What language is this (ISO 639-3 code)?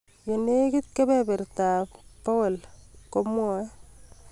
kln